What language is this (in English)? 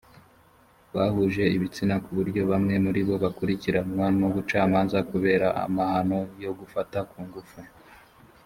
Kinyarwanda